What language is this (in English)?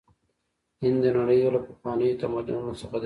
Pashto